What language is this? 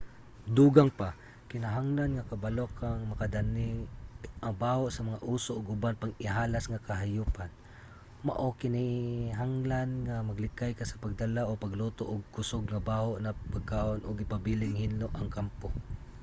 Cebuano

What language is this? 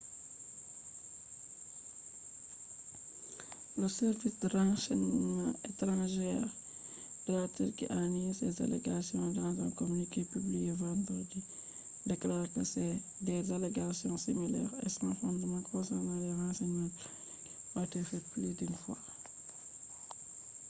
Fula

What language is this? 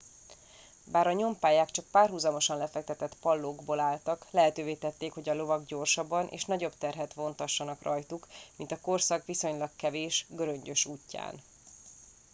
Hungarian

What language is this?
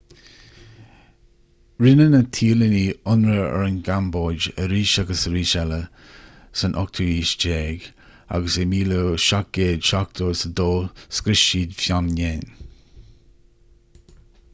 Irish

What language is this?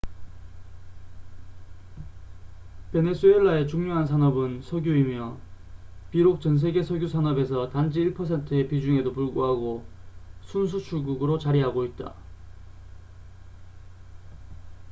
Korean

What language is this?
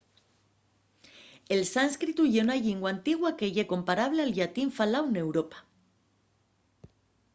Asturian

